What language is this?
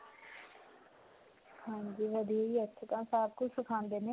Punjabi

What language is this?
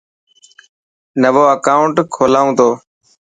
Dhatki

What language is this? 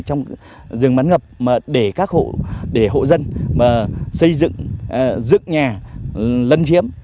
Vietnamese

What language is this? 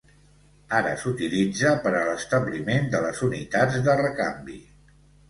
Catalan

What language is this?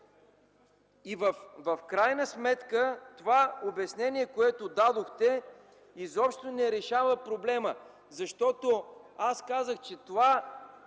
Bulgarian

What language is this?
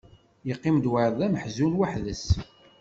Kabyle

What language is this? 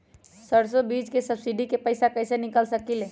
Magahi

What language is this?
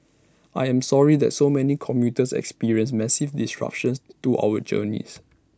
English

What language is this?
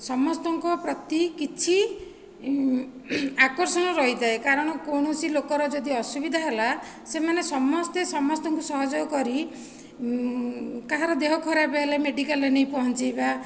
Odia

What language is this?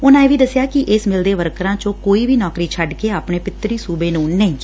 Punjabi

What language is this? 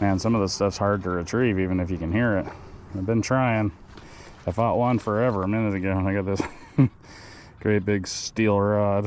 English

